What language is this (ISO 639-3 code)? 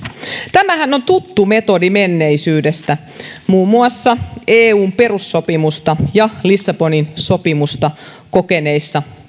fin